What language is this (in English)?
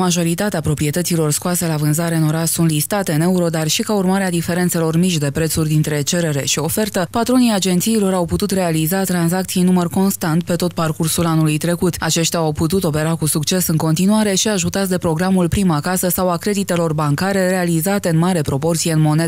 Romanian